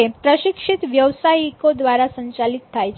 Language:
Gujarati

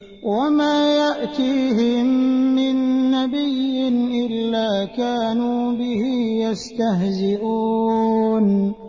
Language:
Arabic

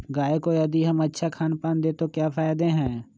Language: Magahi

